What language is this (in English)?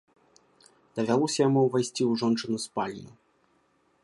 Belarusian